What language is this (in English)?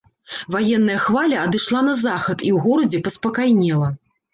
Belarusian